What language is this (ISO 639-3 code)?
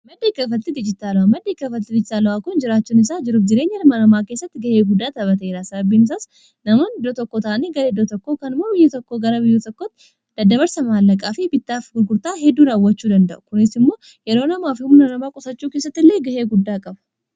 orm